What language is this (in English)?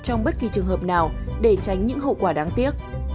Vietnamese